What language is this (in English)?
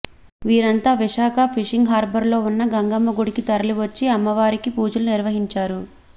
Telugu